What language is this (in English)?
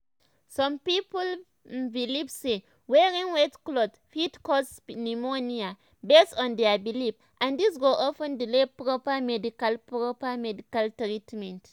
Nigerian Pidgin